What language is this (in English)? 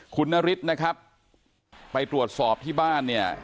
Thai